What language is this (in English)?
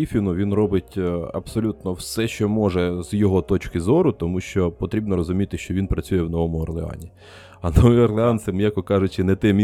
Ukrainian